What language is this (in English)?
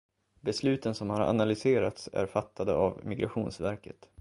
Swedish